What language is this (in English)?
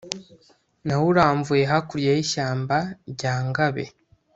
Kinyarwanda